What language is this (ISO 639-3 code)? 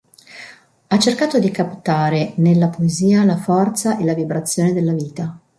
ita